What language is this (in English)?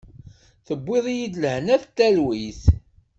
Kabyle